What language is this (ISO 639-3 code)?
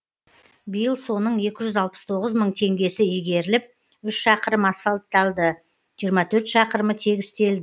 kaz